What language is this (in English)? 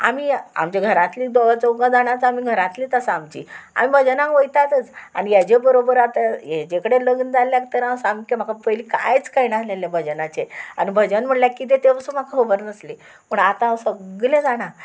Konkani